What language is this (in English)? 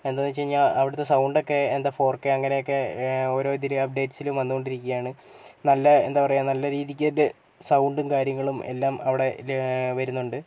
Malayalam